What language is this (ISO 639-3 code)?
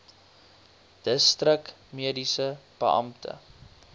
afr